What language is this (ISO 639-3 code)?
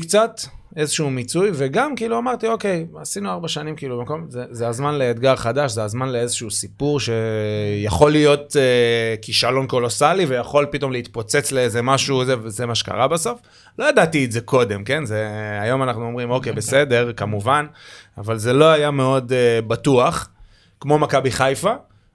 heb